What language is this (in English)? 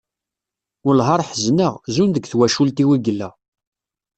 Kabyle